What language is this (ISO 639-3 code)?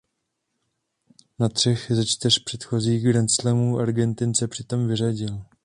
ces